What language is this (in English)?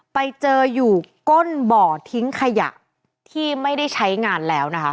Thai